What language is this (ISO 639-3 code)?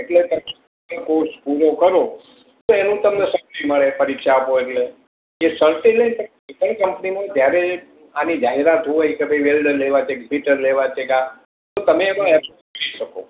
guj